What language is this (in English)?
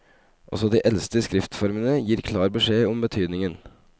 Norwegian